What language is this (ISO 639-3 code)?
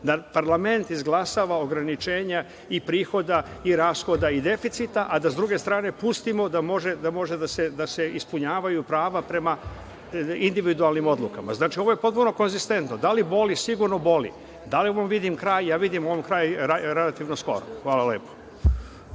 srp